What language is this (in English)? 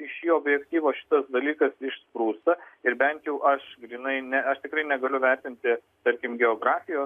Lithuanian